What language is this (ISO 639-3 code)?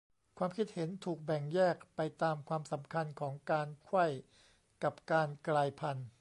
tha